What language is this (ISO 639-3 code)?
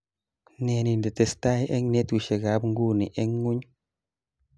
kln